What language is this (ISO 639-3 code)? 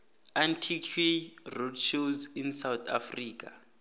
nbl